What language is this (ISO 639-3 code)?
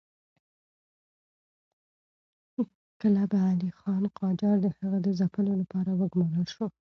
pus